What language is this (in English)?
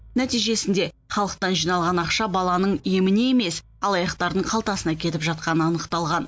Kazakh